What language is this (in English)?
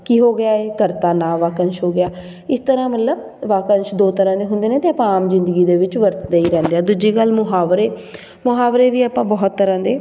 Punjabi